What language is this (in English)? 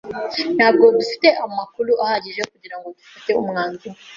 Kinyarwanda